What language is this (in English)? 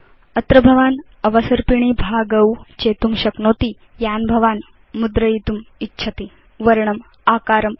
Sanskrit